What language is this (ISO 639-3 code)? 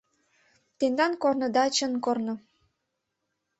chm